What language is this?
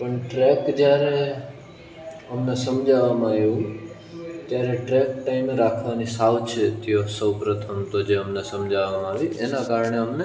Gujarati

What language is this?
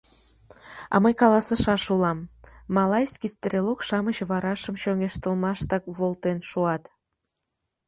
Mari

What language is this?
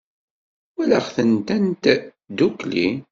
Kabyle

